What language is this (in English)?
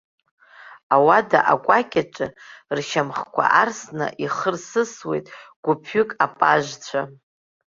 Abkhazian